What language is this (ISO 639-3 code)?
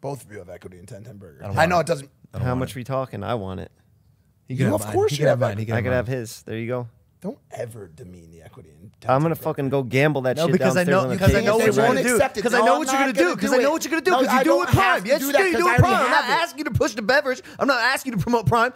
eng